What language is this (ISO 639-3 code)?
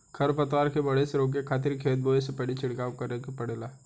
bho